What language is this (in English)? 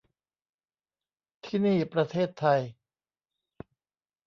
Thai